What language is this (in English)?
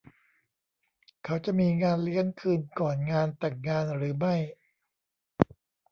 Thai